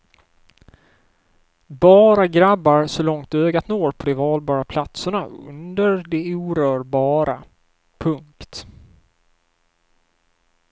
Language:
Swedish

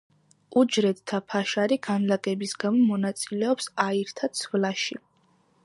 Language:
Georgian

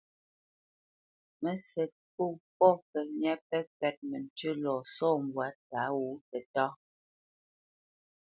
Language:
Bamenyam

